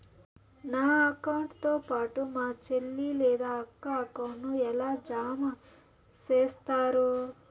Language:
Telugu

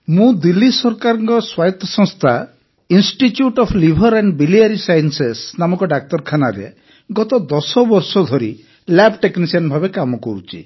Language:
Odia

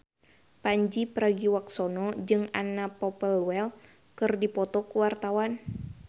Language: Sundanese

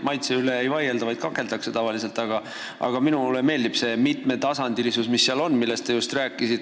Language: Estonian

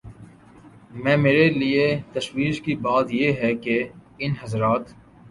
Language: Urdu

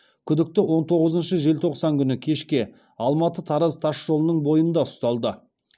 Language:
Kazakh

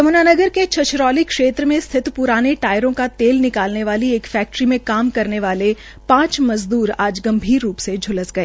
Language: Hindi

